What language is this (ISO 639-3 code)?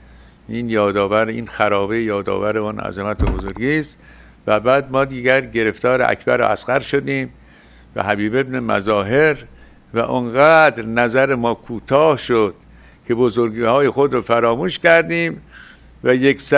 fas